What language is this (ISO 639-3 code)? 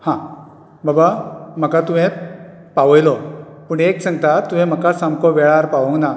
kok